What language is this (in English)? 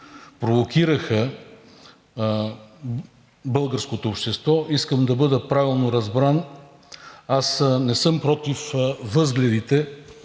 Bulgarian